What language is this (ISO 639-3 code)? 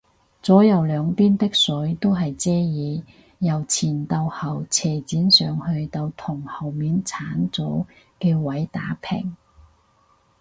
yue